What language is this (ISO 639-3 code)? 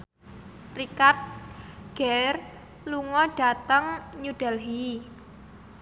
jav